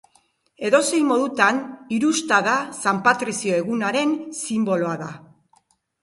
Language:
Basque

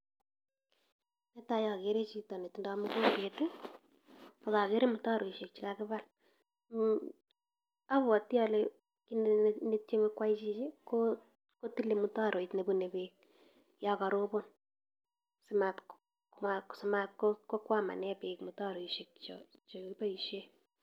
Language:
Kalenjin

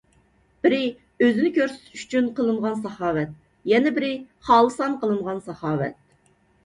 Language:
Uyghur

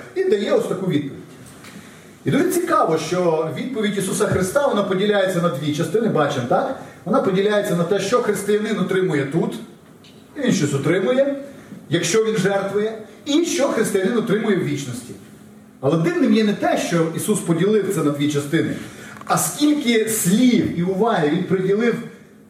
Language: Ukrainian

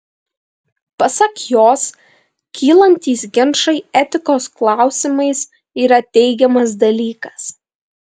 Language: Lithuanian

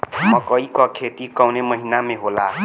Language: Bhojpuri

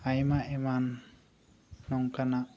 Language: Santali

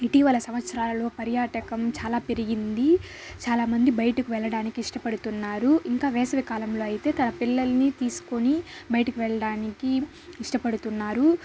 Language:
Telugu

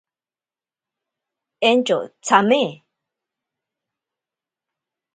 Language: Ashéninka Perené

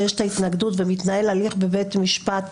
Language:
Hebrew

